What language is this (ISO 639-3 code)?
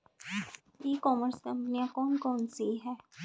hin